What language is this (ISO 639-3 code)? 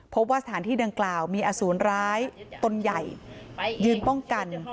tha